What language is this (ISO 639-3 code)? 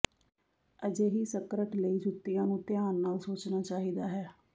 pan